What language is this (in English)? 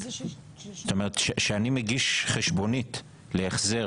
Hebrew